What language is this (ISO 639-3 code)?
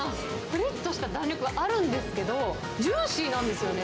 jpn